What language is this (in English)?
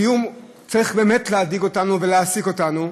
Hebrew